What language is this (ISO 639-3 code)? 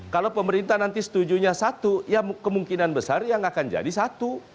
ind